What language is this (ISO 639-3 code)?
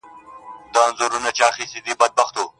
pus